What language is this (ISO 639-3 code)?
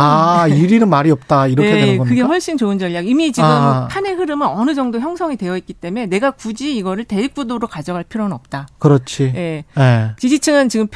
kor